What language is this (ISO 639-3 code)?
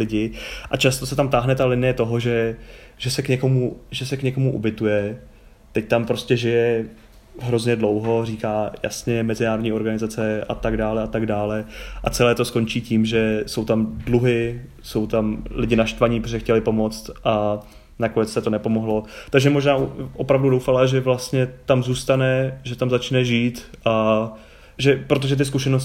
ces